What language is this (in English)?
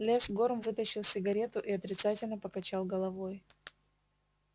Russian